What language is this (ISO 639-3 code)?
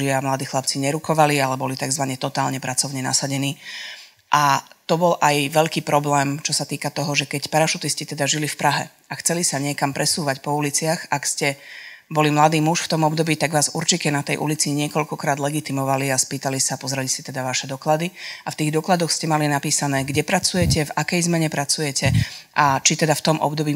slk